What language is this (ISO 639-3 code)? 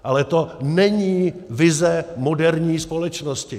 ces